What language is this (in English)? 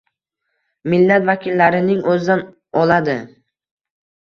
Uzbek